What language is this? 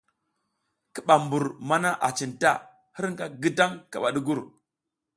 South Giziga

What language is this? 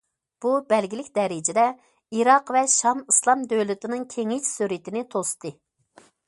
Uyghur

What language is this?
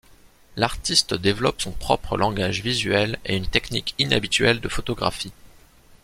French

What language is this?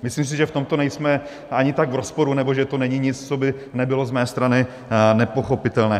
Czech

